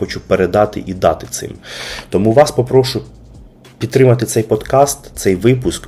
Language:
Ukrainian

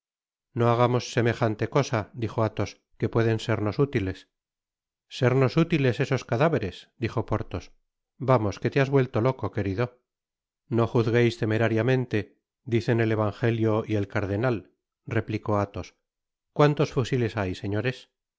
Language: Spanish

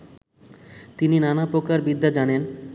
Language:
Bangla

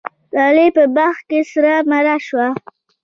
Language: Pashto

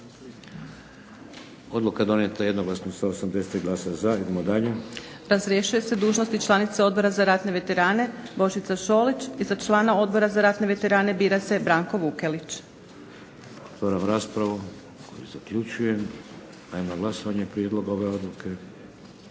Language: Croatian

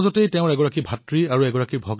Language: Assamese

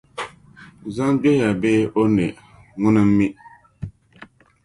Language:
Dagbani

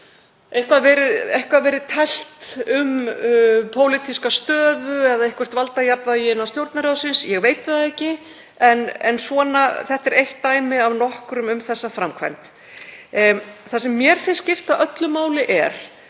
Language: Icelandic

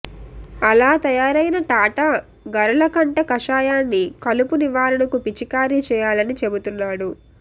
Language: Telugu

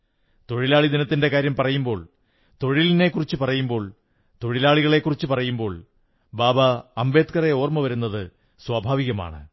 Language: Malayalam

